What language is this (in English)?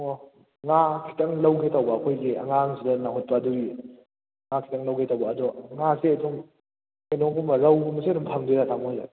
Manipuri